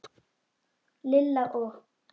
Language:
Icelandic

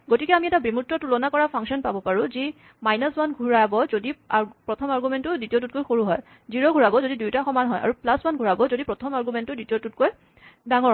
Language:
Assamese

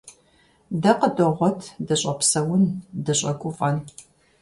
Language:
Kabardian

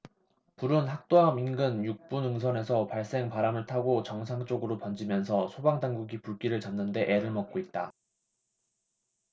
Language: Korean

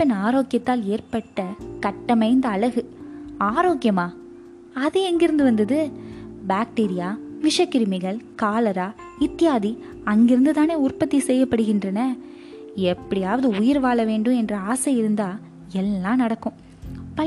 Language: Tamil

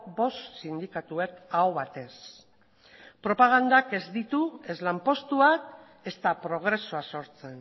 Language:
Basque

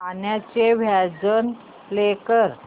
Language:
Marathi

